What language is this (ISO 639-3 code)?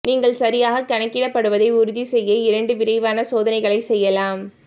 tam